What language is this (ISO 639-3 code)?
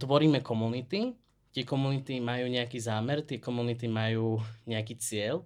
slk